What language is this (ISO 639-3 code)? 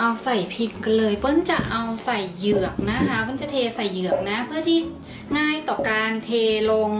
tha